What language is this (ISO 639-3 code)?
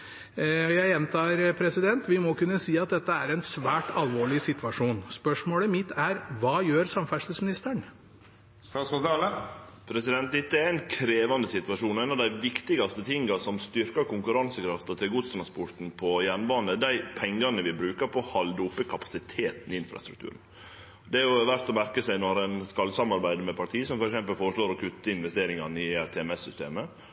nno